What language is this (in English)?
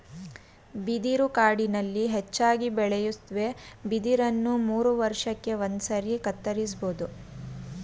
Kannada